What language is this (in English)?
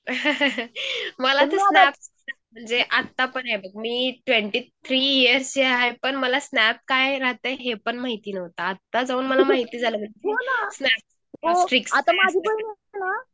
Marathi